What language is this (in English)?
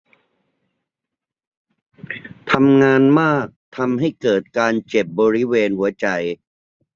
Thai